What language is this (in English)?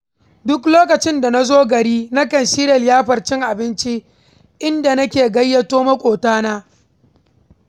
Hausa